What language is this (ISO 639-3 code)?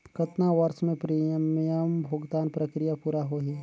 hne